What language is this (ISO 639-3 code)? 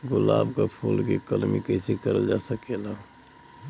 bho